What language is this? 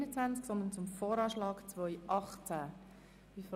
Swiss German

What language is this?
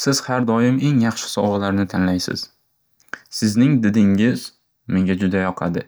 Uzbek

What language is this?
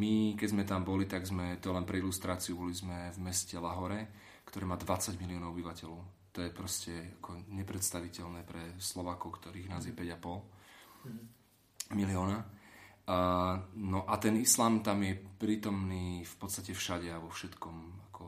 Slovak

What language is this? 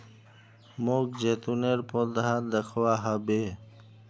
Magahi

